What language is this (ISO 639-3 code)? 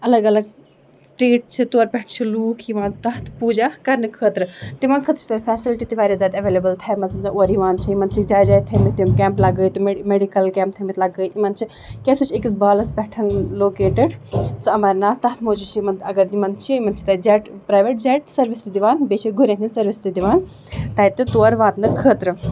kas